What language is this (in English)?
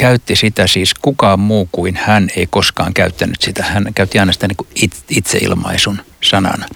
Finnish